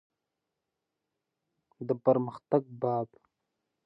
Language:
Pashto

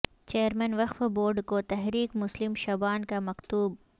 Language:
Urdu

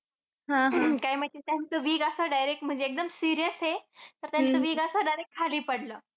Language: Marathi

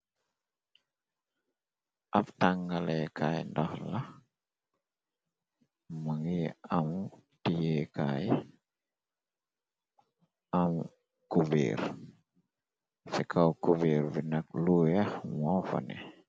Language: Wolof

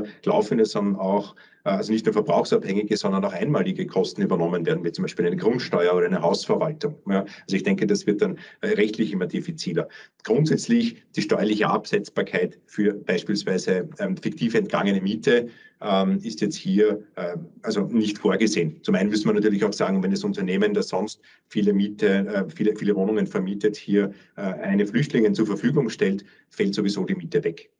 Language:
German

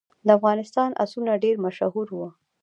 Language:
Pashto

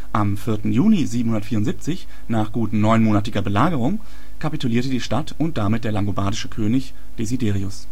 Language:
German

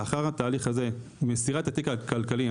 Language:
Hebrew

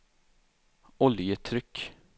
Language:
Swedish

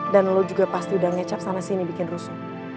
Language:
Indonesian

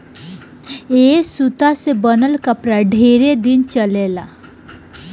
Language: Bhojpuri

